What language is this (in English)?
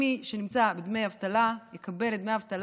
Hebrew